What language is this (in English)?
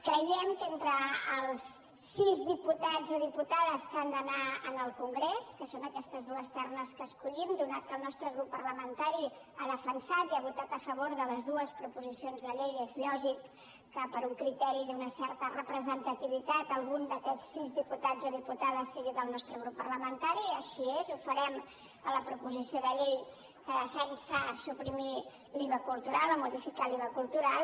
Catalan